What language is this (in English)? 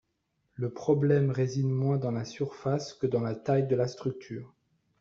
French